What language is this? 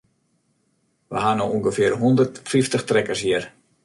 Western Frisian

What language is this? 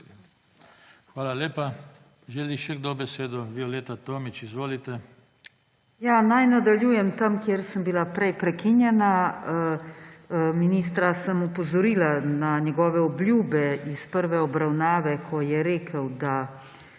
Slovenian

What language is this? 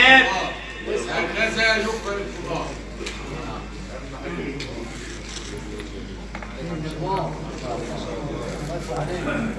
Arabic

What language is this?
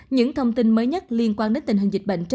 Vietnamese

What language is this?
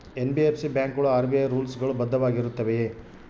Kannada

